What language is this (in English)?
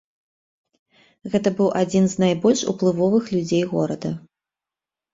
Belarusian